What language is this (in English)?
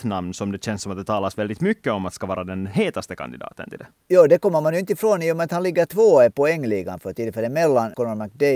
Swedish